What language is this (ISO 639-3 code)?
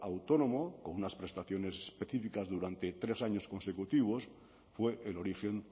spa